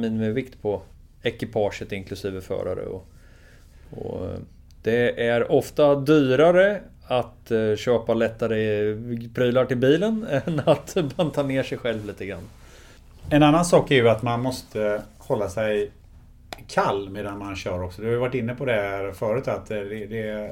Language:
Swedish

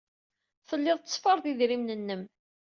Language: Kabyle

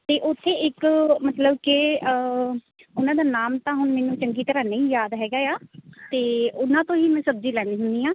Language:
Punjabi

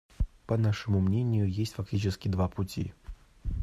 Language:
Russian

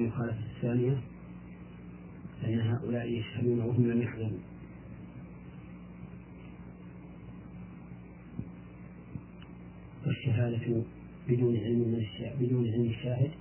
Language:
Arabic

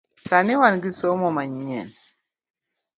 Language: Luo (Kenya and Tanzania)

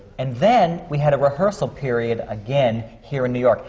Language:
English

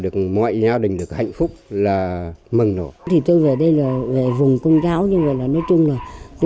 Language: Vietnamese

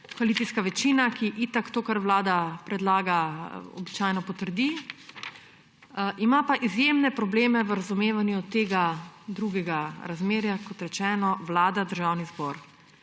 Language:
Slovenian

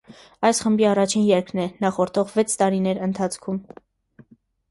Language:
Armenian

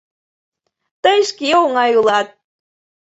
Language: Mari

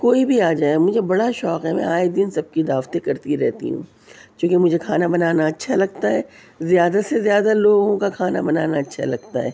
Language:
Urdu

